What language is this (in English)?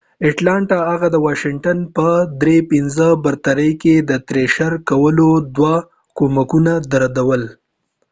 Pashto